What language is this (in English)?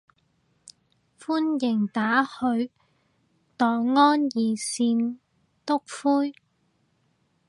Cantonese